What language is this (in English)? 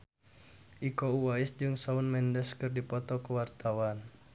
Sundanese